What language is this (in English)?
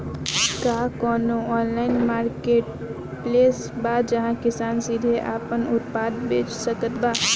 Bhojpuri